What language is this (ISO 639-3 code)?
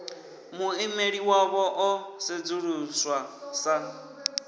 ven